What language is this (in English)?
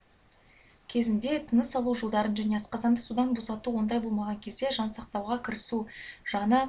Kazakh